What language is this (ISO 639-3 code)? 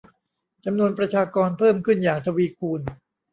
tha